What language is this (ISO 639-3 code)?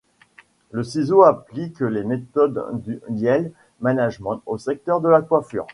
fra